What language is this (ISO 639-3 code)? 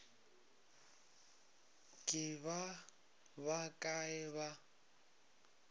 nso